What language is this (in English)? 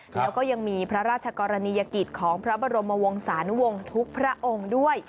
Thai